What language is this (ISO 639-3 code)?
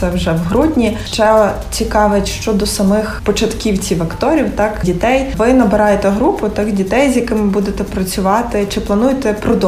ukr